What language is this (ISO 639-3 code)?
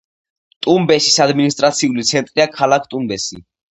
kat